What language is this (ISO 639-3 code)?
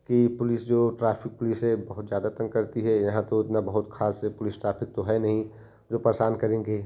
hin